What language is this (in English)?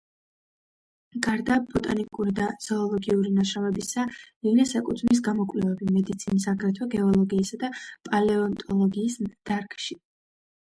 Georgian